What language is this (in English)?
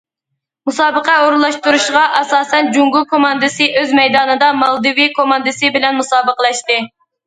Uyghur